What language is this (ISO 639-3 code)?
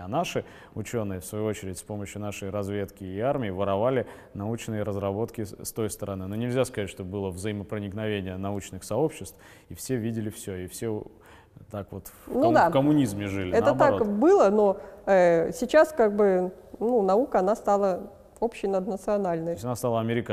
rus